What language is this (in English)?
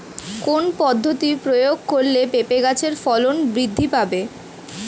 Bangla